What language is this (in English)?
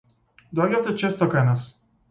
Macedonian